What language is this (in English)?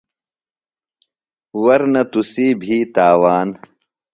Phalura